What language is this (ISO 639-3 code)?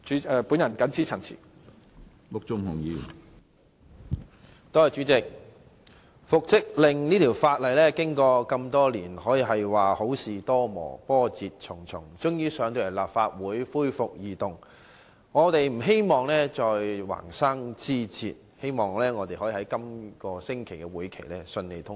yue